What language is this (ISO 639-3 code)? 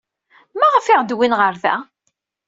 kab